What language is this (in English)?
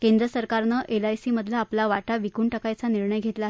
Marathi